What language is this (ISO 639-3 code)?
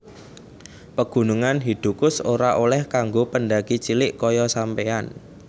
jav